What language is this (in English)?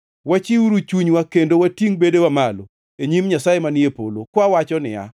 Luo (Kenya and Tanzania)